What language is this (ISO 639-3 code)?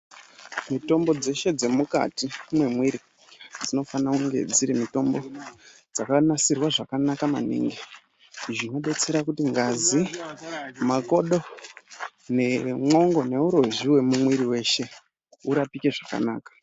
ndc